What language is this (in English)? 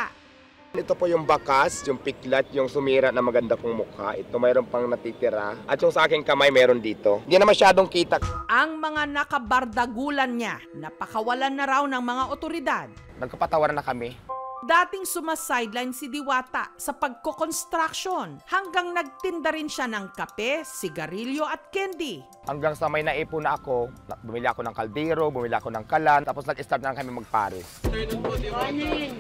Filipino